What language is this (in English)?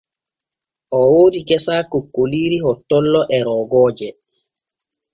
Borgu Fulfulde